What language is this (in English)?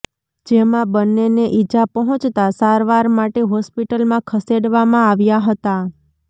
Gujarati